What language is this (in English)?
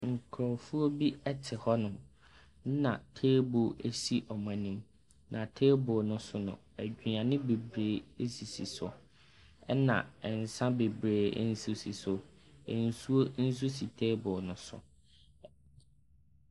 Akan